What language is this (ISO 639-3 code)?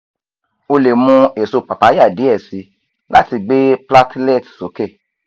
yor